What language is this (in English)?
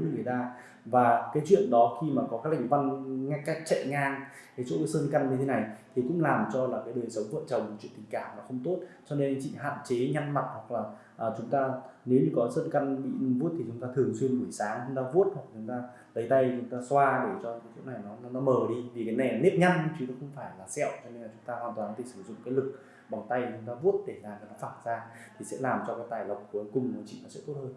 Vietnamese